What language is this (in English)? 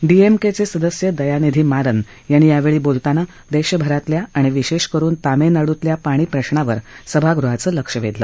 Marathi